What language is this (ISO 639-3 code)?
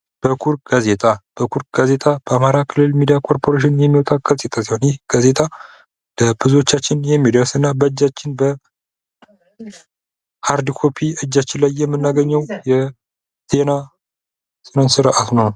amh